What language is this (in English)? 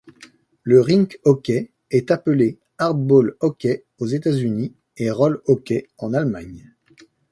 French